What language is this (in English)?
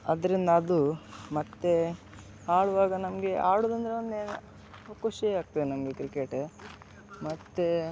Kannada